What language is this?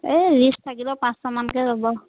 Assamese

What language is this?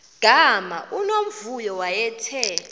Xhosa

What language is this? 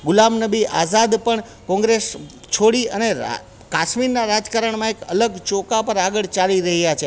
Gujarati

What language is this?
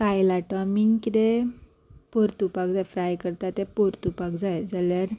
Konkani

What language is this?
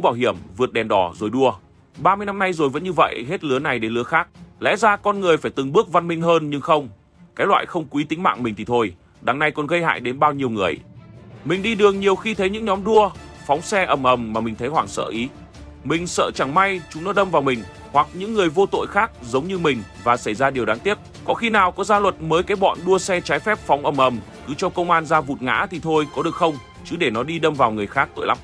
Vietnamese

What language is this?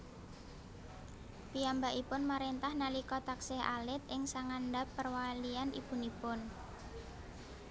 Javanese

